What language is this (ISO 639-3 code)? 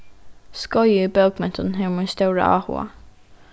fao